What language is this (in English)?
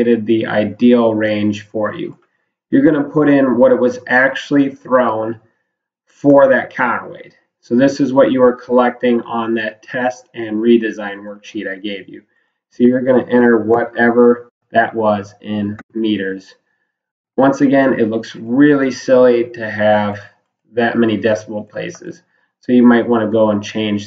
English